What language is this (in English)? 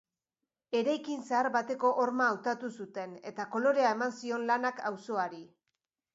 Basque